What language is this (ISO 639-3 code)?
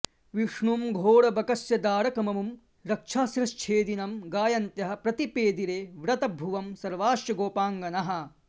san